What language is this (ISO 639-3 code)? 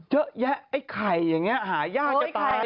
tha